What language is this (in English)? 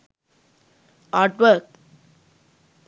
Sinhala